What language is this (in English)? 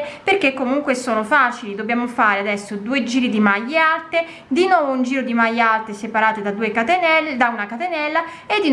Italian